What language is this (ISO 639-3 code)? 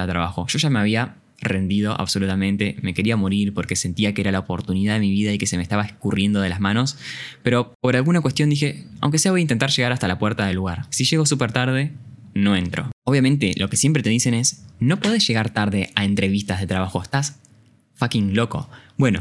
spa